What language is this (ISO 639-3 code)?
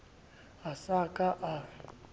sot